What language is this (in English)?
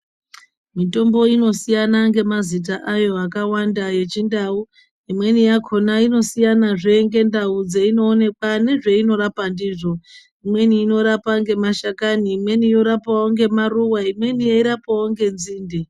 Ndau